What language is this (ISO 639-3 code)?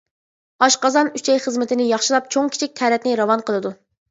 uig